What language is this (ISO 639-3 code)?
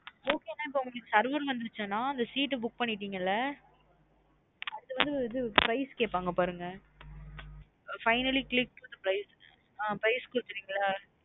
tam